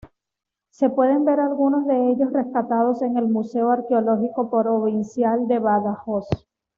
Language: Spanish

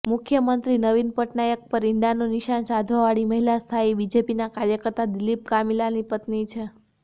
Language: Gujarati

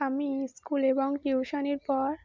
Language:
Bangla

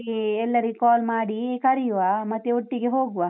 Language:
Kannada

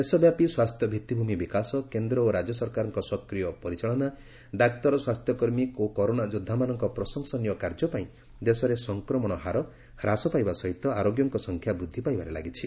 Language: Odia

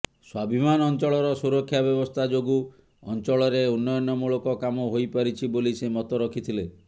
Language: Odia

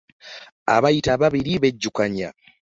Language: Ganda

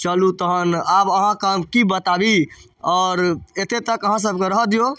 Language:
Maithili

